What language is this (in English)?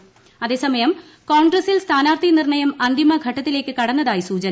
Malayalam